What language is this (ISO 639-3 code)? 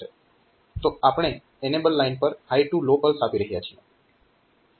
guj